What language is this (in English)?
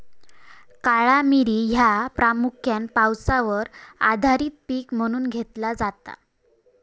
Marathi